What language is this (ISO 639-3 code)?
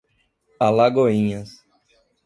por